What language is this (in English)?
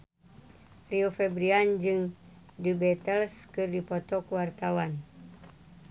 Sundanese